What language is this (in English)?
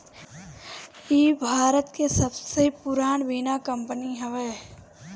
Bhojpuri